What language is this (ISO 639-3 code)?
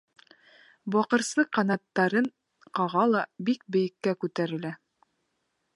bak